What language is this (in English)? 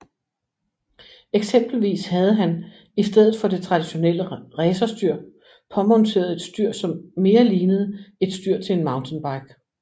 Danish